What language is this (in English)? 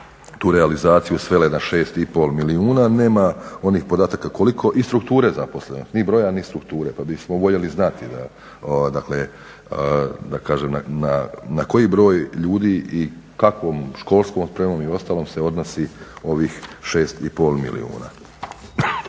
Croatian